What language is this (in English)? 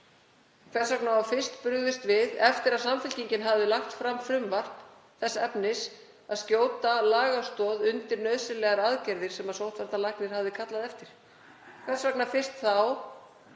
Icelandic